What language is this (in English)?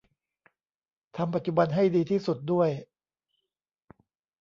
Thai